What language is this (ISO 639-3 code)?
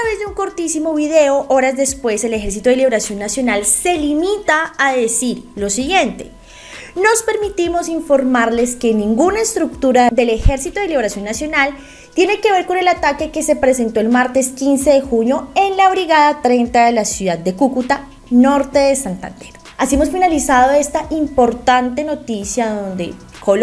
spa